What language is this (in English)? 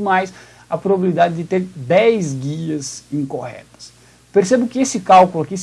Portuguese